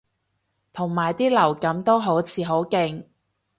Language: Cantonese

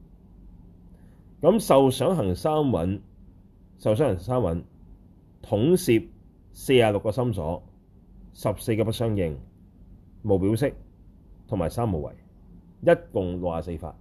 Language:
Chinese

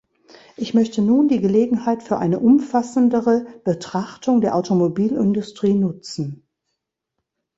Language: German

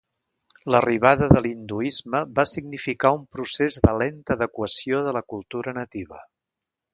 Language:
Catalan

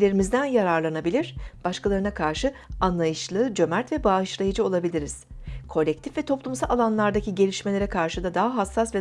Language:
Turkish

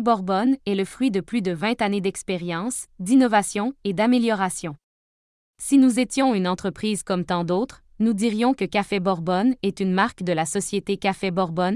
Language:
French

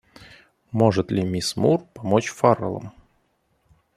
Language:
Russian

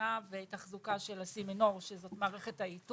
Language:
Hebrew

